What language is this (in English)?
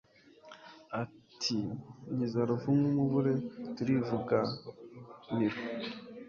Kinyarwanda